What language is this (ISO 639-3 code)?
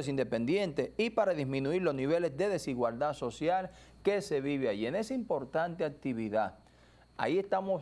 spa